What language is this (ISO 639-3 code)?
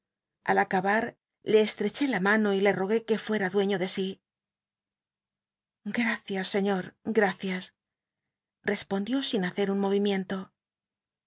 spa